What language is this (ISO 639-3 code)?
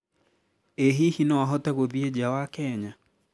kik